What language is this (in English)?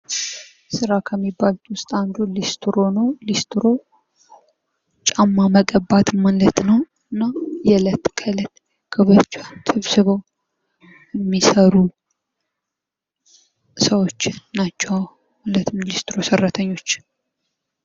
Amharic